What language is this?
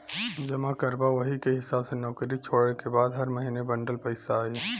Bhojpuri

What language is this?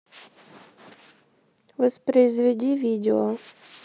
Russian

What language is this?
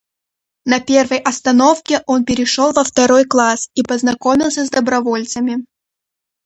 Russian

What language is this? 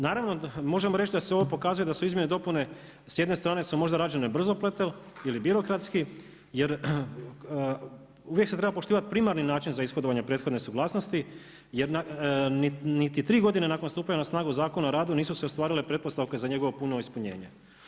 Croatian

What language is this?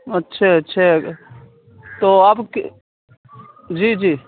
Urdu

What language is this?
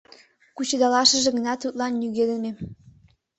Mari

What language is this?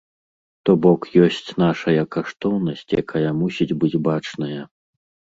Belarusian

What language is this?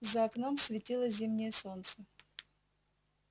Russian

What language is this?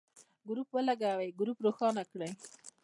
Pashto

